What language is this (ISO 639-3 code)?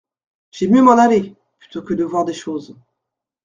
fra